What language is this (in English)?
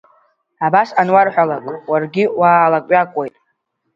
Abkhazian